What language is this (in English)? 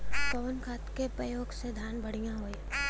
Bhojpuri